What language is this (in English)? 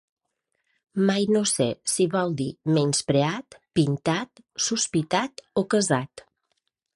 Catalan